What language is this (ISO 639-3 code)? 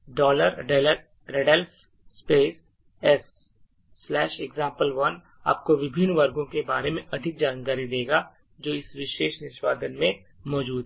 hin